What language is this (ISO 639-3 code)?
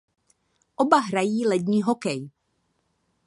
ces